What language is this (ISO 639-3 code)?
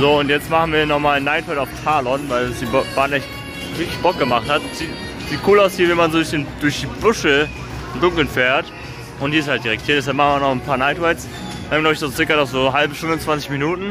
deu